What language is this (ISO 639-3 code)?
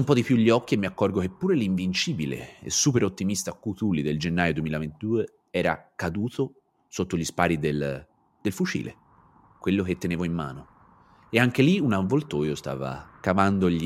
ita